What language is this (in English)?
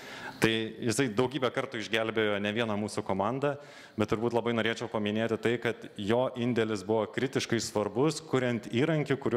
Lithuanian